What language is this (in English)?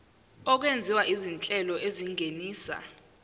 Zulu